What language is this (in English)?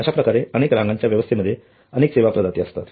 Marathi